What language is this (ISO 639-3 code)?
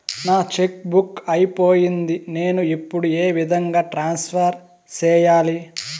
tel